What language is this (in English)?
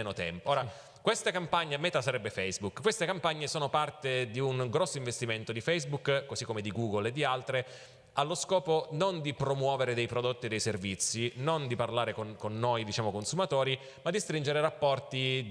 Italian